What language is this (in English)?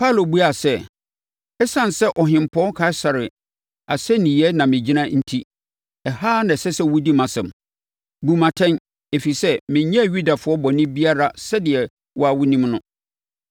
Akan